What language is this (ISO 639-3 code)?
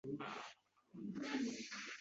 uzb